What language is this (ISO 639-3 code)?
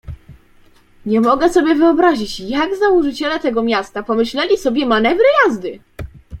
pol